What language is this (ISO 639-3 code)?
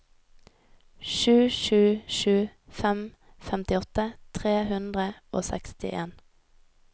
nor